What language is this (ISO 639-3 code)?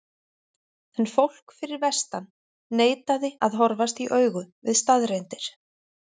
isl